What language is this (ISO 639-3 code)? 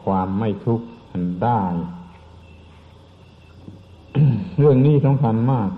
tha